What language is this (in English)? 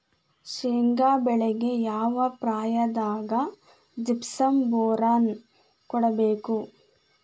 Kannada